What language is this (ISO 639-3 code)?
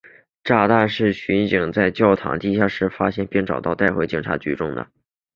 zho